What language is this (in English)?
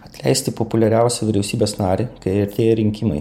Lithuanian